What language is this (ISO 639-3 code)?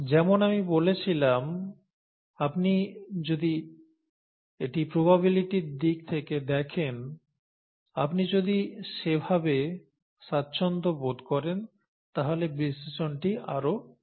ben